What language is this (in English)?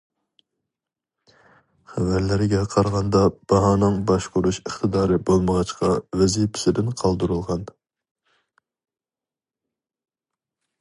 Uyghur